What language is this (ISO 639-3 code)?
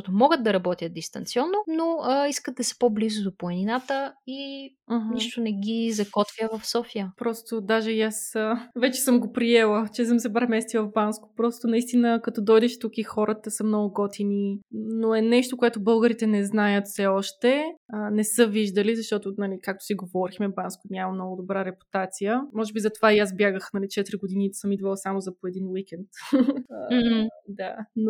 bul